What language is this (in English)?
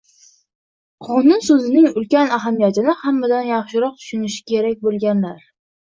Uzbek